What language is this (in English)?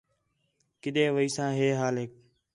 Khetrani